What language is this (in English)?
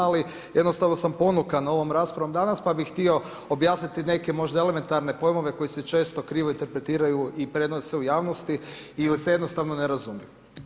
Croatian